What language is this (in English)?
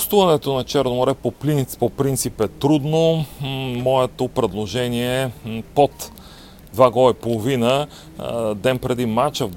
Bulgarian